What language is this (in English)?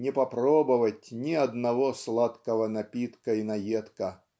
Russian